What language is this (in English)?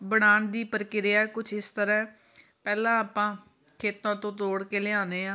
Punjabi